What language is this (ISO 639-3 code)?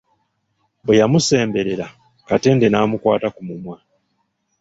lug